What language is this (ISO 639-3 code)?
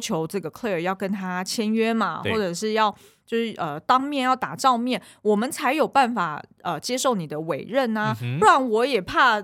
zho